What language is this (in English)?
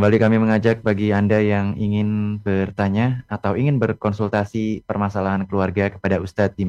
Indonesian